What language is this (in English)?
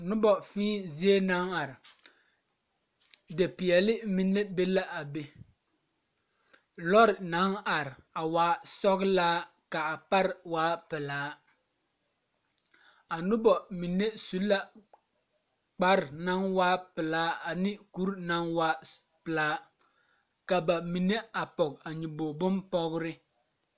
Southern Dagaare